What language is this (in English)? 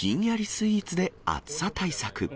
Japanese